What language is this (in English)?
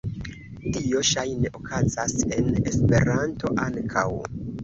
Esperanto